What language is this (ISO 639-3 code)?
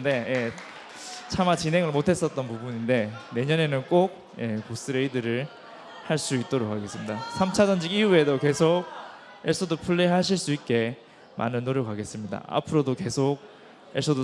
kor